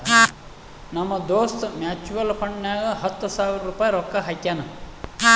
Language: Kannada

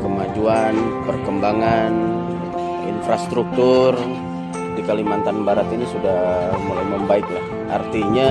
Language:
Indonesian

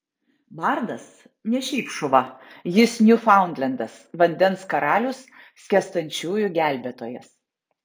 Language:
Lithuanian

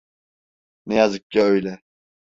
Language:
Turkish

